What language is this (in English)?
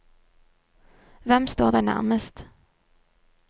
Norwegian